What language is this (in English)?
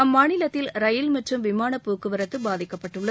Tamil